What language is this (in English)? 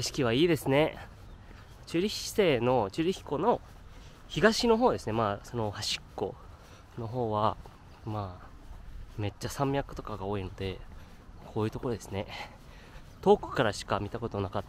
Japanese